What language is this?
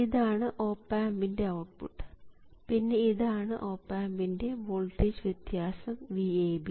Malayalam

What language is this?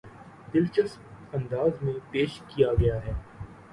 Urdu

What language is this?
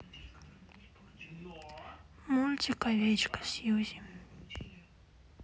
Russian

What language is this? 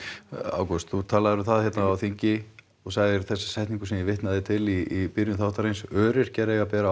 Icelandic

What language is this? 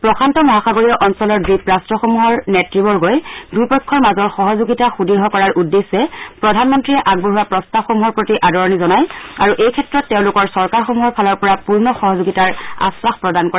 Assamese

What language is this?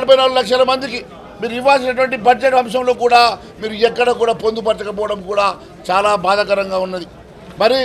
Telugu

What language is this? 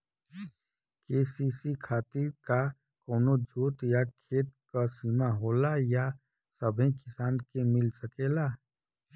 Bhojpuri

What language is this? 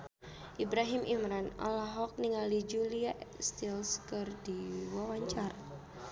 Sundanese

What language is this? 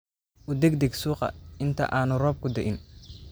Somali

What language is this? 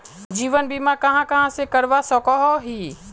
Magahi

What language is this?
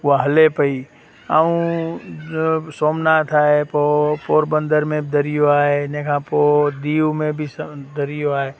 Sindhi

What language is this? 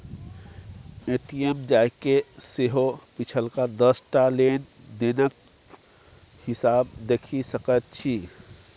Maithili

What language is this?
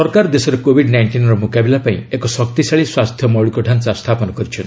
Odia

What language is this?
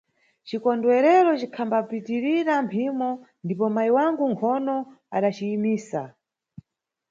Nyungwe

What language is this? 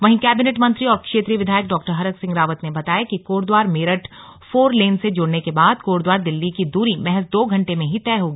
Hindi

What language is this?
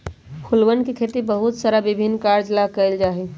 Magahi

